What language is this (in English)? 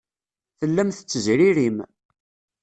Kabyle